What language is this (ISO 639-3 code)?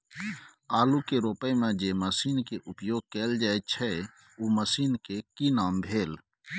mai